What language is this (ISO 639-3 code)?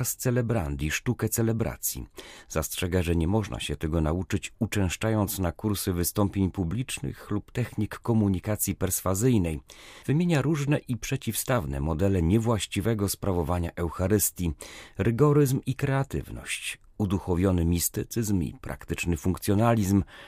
pol